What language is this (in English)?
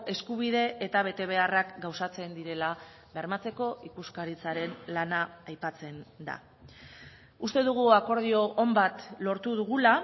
Basque